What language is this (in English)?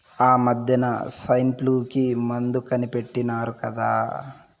Telugu